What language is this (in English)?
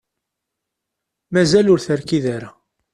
Kabyle